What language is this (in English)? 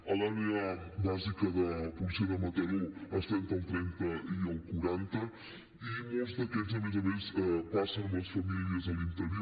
Catalan